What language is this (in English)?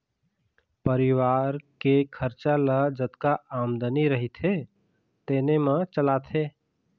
Chhattisgarhi